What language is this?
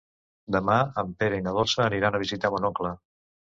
Catalan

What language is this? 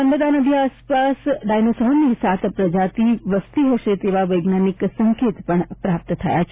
Gujarati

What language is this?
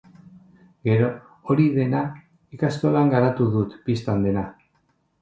Basque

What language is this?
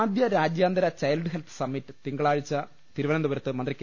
Malayalam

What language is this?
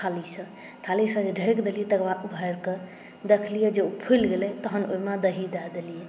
Maithili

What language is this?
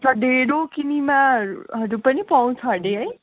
Nepali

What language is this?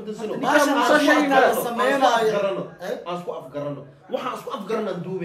Arabic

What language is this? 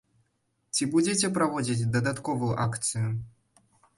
Belarusian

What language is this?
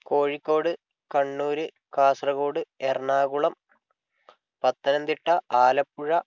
Malayalam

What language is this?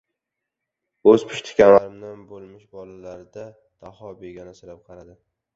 Uzbek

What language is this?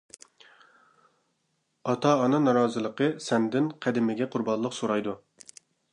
Uyghur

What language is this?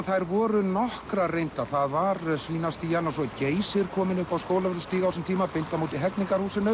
Icelandic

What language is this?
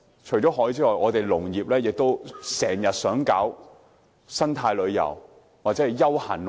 Cantonese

